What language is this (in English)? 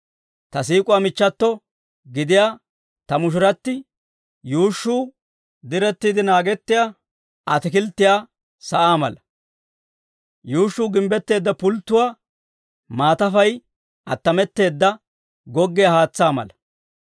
Dawro